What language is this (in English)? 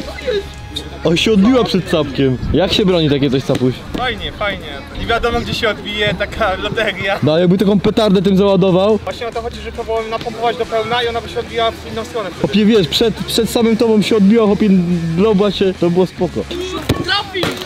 Polish